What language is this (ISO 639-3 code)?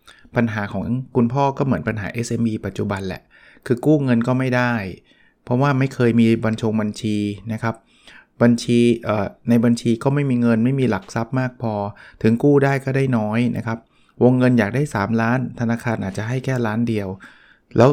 tha